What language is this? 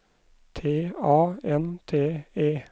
Norwegian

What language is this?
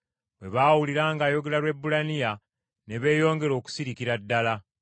Ganda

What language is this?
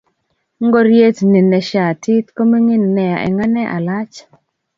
Kalenjin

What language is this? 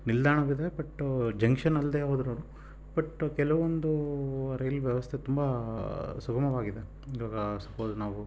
Kannada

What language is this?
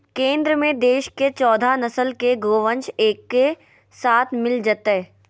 Magahi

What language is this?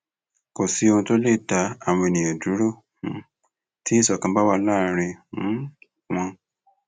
Yoruba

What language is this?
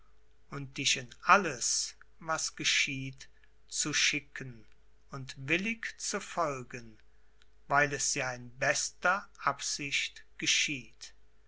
German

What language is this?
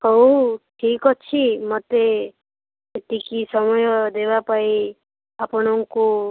Odia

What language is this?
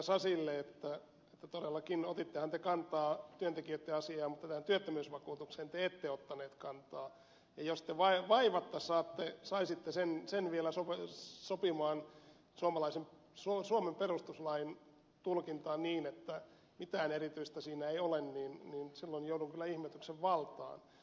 Finnish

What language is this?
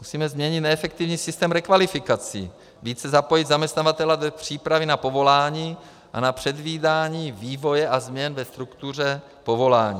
Czech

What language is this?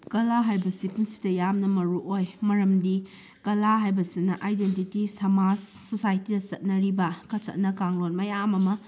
Manipuri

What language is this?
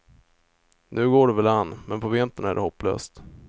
Swedish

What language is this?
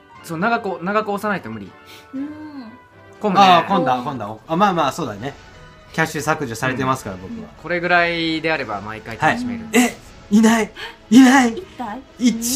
Japanese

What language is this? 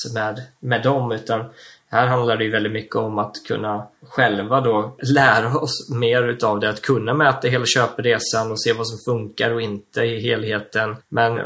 Swedish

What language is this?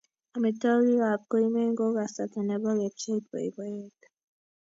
Kalenjin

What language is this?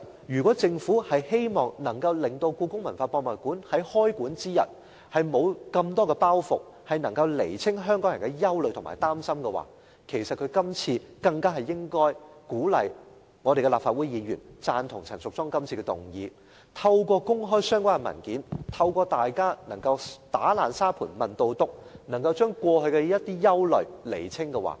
Cantonese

